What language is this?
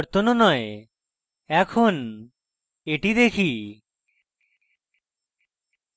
Bangla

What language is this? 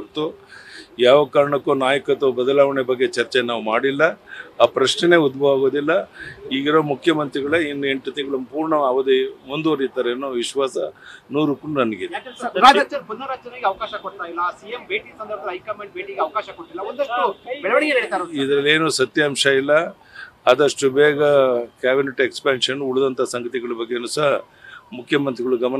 Romanian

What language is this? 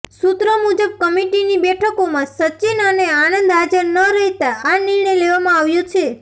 Gujarati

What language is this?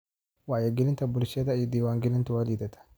Somali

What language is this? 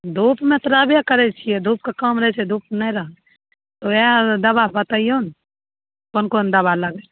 Maithili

